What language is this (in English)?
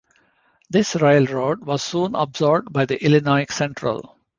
English